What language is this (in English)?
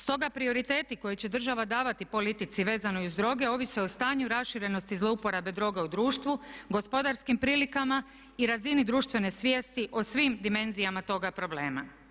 Croatian